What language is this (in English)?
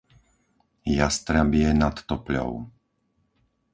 Slovak